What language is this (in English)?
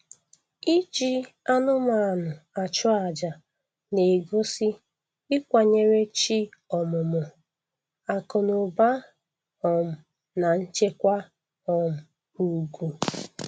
Igbo